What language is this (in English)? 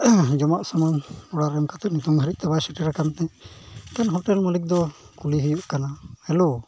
Santali